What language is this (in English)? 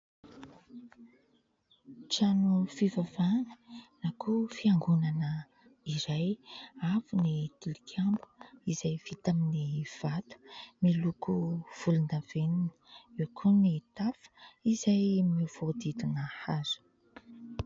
Malagasy